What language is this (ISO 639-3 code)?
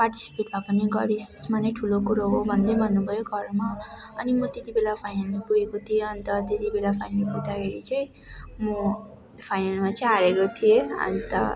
nep